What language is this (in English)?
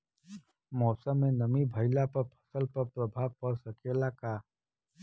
Bhojpuri